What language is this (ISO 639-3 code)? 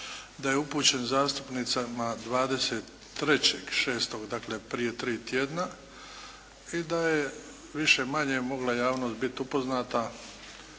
hrv